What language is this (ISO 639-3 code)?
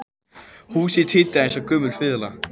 isl